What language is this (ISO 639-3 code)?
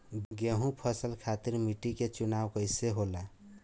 bho